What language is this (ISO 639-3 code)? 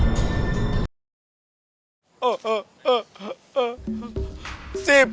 ind